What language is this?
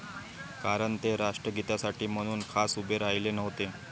Marathi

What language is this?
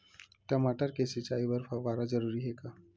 Chhattisgarhi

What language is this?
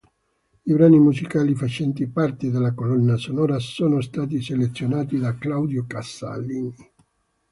Italian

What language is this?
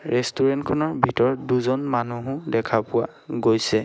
Assamese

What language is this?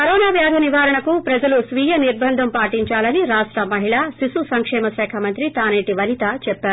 Telugu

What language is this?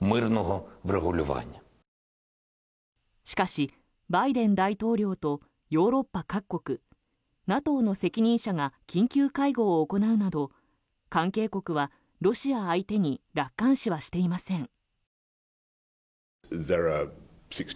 Japanese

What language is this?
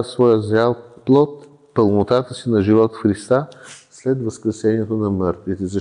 Bulgarian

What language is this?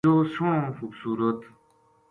Gujari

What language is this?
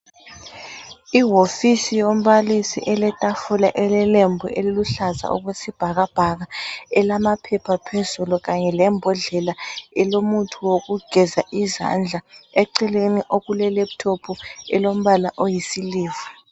North Ndebele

